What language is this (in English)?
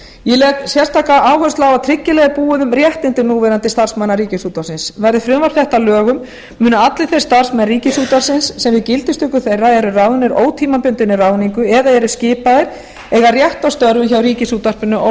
Icelandic